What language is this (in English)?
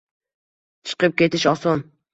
Uzbek